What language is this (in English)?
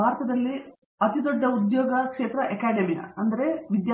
Kannada